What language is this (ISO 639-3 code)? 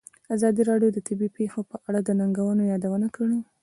pus